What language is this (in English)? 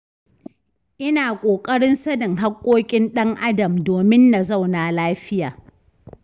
Hausa